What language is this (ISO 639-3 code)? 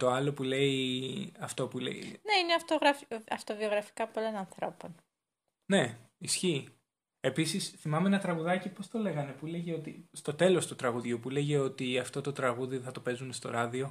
ell